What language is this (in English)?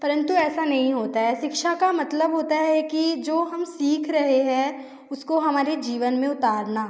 Hindi